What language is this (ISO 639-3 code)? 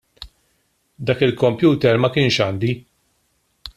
mlt